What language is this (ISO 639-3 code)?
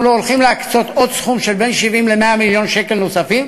heb